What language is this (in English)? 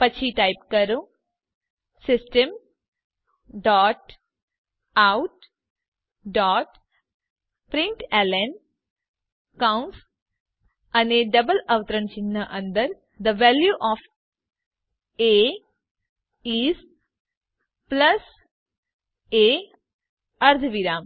Gujarati